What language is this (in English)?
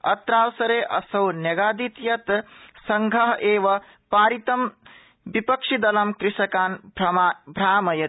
Sanskrit